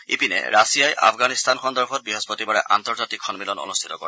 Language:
Assamese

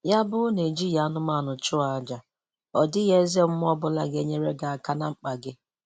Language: Igbo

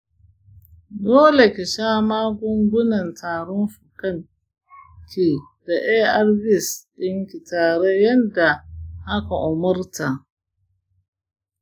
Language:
Hausa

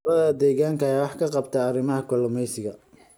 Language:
Somali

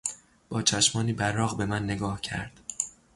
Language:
Persian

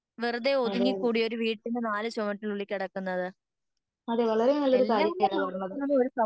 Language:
Malayalam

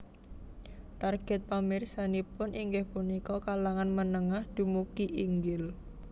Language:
Javanese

